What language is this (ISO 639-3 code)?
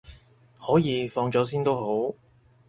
yue